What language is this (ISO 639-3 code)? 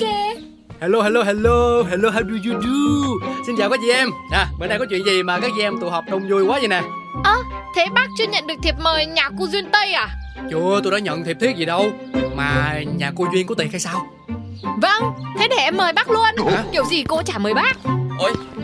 vie